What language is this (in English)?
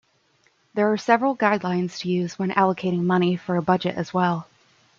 English